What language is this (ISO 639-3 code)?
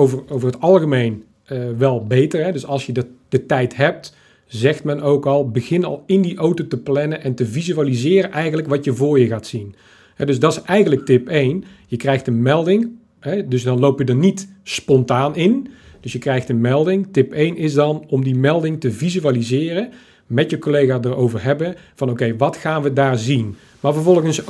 nld